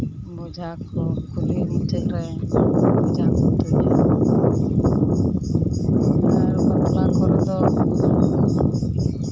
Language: Santali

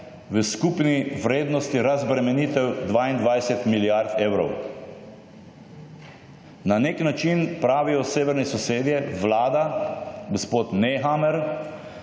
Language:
Slovenian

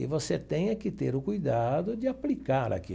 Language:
Portuguese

